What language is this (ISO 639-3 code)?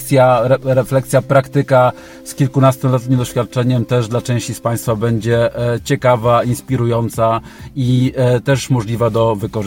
pol